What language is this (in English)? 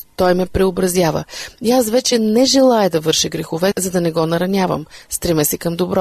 Bulgarian